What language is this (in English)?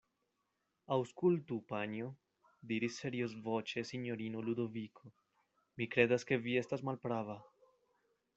Esperanto